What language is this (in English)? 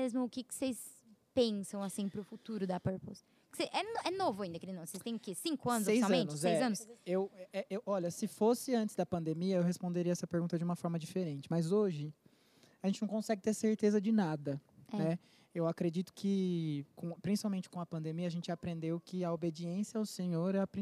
Portuguese